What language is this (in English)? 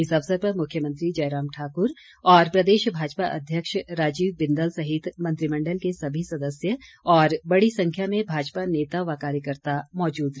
Hindi